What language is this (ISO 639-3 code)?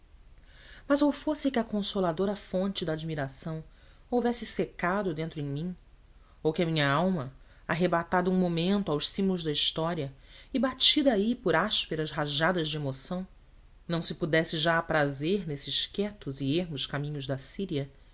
por